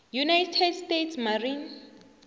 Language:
South Ndebele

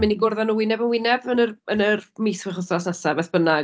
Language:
Welsh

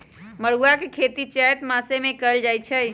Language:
Magahi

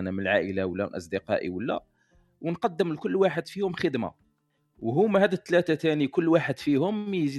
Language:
Arabic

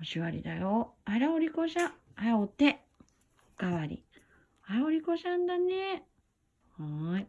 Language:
Japanese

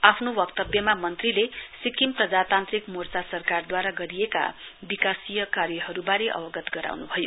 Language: Nepali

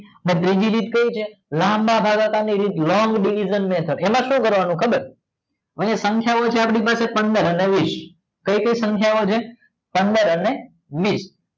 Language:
Gujarati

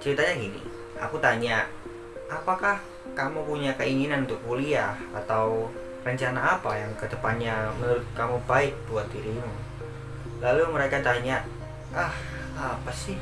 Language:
Indonesian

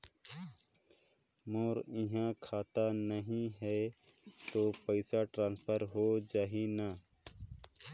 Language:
Chhattisgarhi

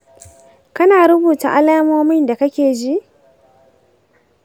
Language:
Hausa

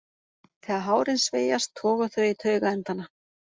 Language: Icelandic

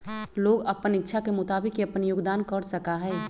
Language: Magahi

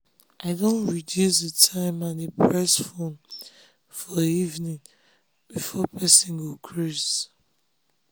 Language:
Nigerian Pidgin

